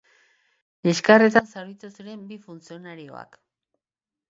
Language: Basque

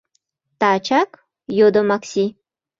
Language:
Mari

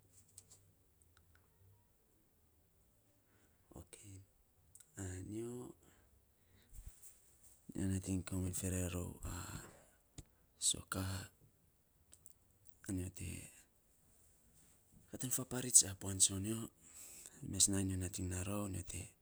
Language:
Saposa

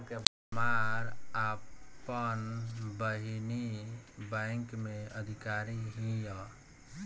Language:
Bhojpuri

